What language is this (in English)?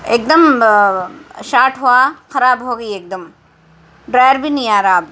Urdu